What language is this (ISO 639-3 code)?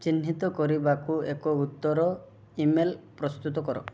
ori